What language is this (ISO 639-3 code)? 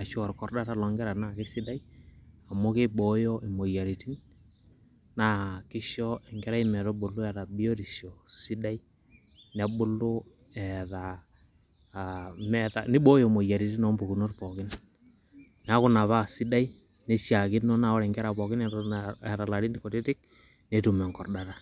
mas